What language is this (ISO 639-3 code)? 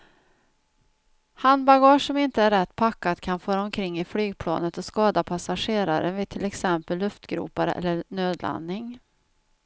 swe